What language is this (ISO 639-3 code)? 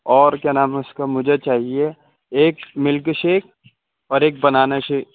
urd